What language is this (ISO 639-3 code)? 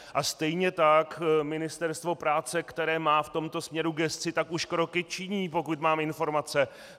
ces